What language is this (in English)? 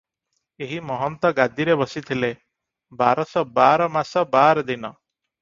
Odia